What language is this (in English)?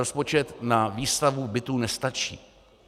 Czech